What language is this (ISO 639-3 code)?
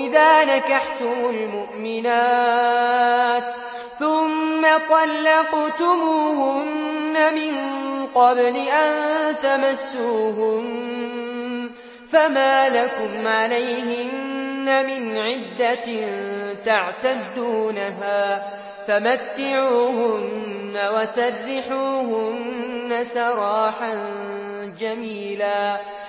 ara